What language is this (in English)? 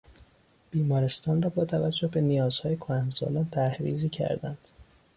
Persian